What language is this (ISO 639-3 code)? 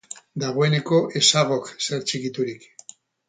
eus